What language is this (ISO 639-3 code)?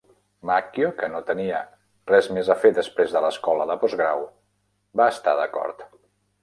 cat